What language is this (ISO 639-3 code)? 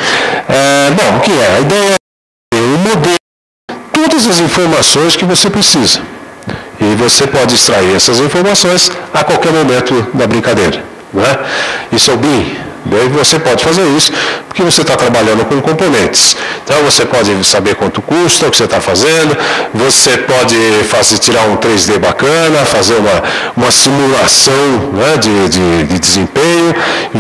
por